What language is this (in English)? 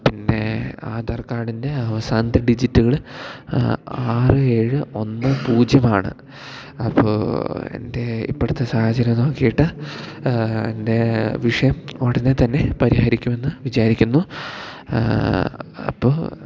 Malayalam